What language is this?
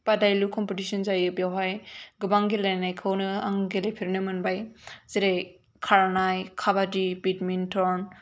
Bodo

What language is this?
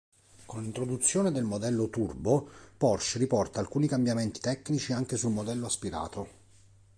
Italian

